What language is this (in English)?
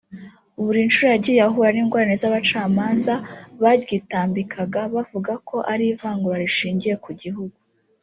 Kinyarwanda